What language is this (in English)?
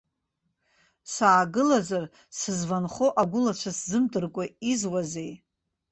Abkhazian